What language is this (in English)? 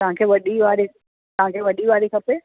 Sindhi